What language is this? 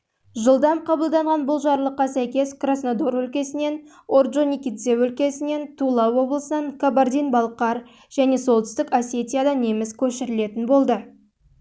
Kazakh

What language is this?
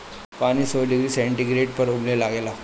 Bhojpuri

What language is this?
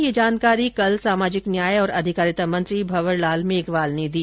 Hindi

